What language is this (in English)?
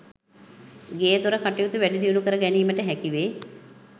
Sinhala